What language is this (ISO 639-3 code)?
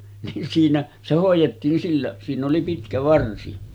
fin